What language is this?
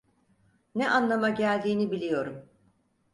Turkish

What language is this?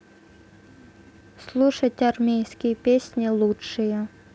Russian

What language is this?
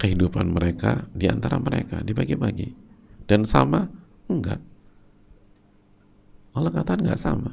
Indonesian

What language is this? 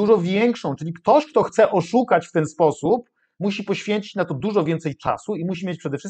Polish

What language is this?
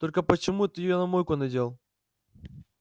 Russian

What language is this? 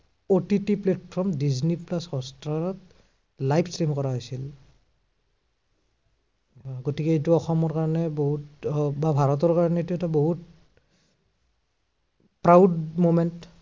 Assamese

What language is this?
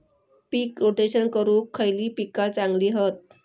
Marathi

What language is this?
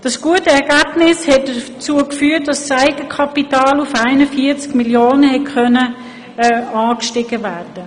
Swiss German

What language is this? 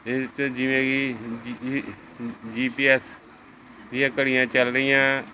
Punjabi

